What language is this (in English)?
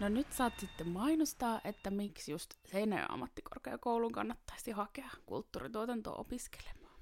Finnish